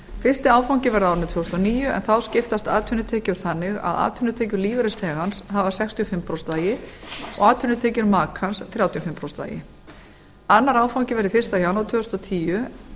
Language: Icelandic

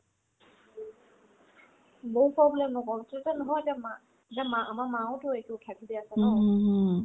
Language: Assamese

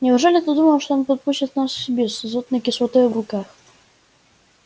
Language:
Russian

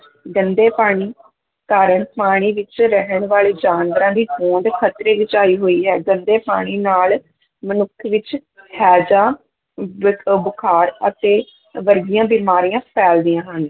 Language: Punjabi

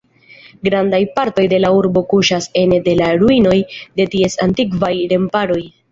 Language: Esperanto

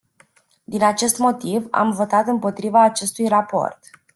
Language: Romanian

